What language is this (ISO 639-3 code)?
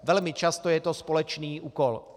ces